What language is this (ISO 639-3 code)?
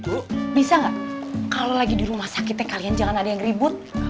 ind